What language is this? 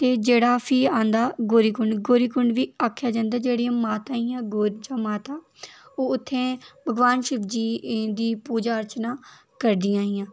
Dogri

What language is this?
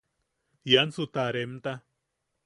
Yaqui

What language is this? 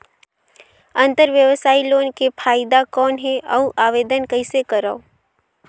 Chhattisgarhi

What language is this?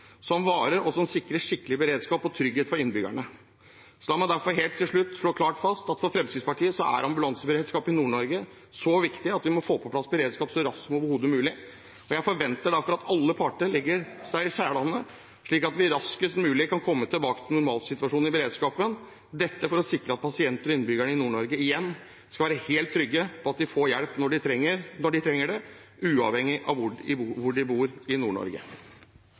Norwegian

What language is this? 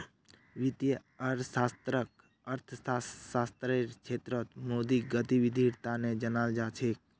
Magahi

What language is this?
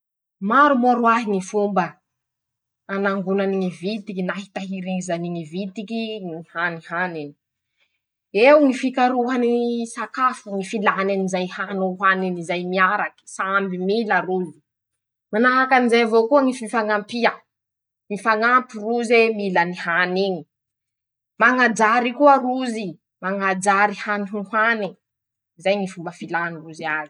Masikoro Malagasy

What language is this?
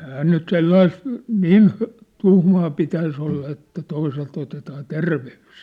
Finnish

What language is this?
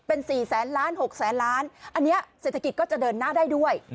Thai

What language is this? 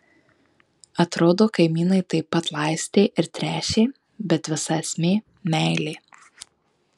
Lithuanian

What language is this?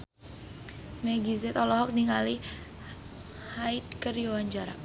Sundanese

